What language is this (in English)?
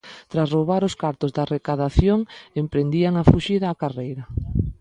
Galician